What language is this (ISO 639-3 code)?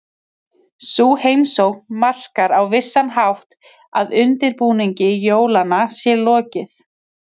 isl